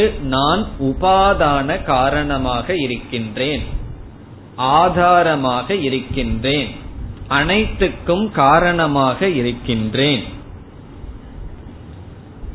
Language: Tamil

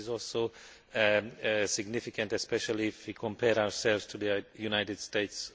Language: English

